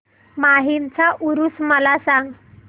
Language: Marathi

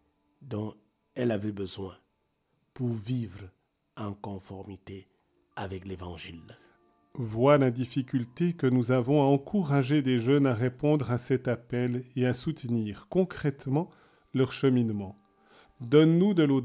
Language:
French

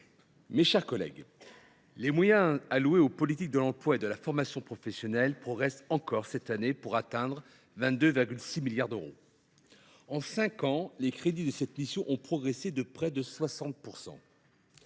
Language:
French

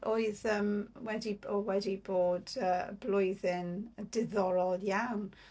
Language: Welsh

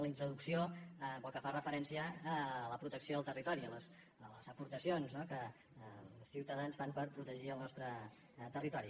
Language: Catalan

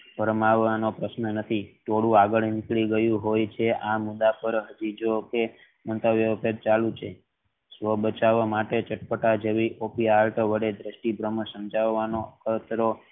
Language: Gujarati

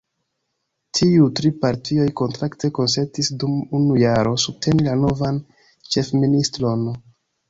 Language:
Esperanto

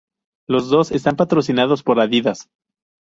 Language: Spanish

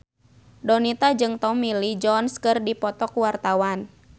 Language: Sundanese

